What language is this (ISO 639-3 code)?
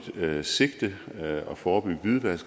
dan